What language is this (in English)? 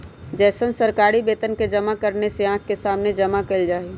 Magahi